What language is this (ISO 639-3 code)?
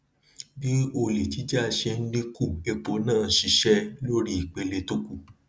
yor